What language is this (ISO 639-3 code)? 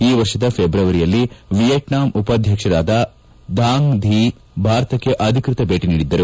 kan